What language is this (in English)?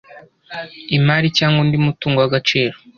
Kinyarwanda